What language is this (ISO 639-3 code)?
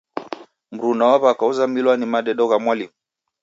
dav